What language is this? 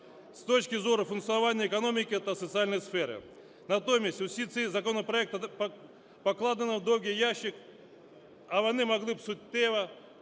Ukrainian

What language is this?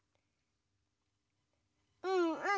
Japanese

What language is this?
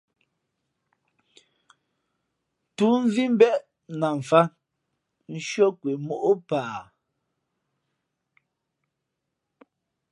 Fe'fe'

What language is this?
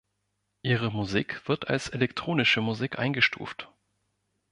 German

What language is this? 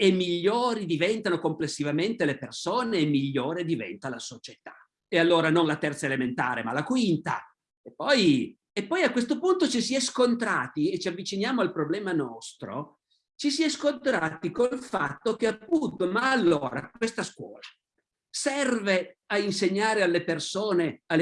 Italian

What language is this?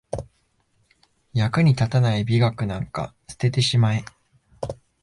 Japanese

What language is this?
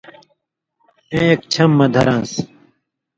Indus Kohistani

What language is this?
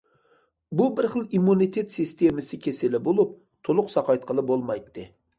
Uyghur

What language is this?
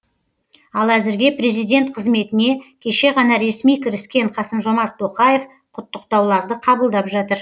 Kazakh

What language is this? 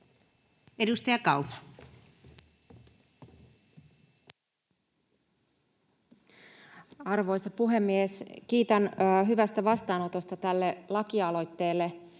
Finnish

